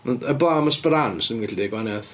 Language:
Welsh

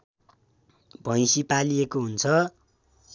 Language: Nepali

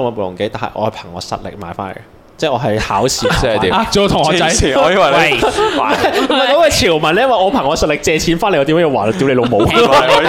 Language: Chinese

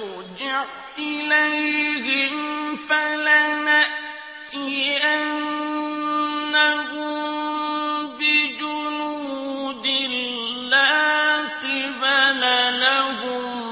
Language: Arabic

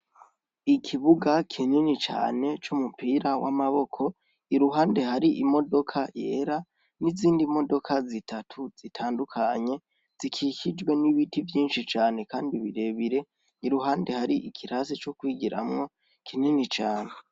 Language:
Rundi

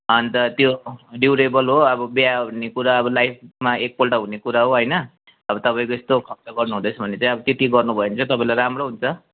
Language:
Nepali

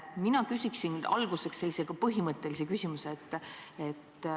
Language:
Estonian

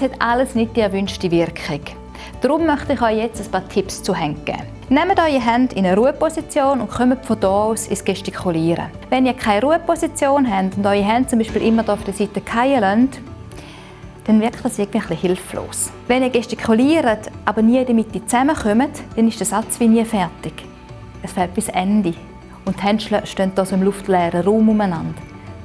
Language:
German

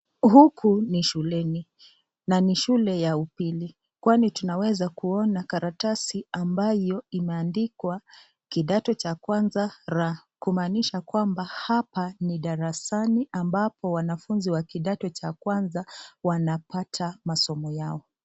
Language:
Swahili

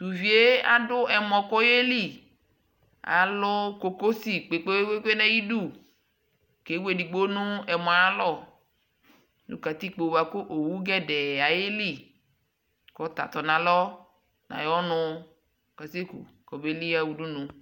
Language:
Ikposo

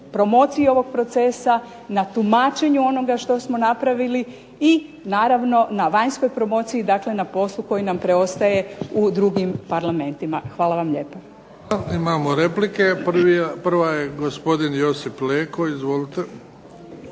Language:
Croatian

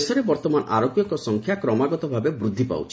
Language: Odia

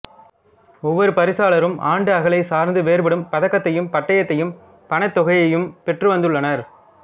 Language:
Tamil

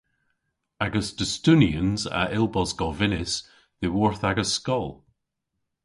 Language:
Cornish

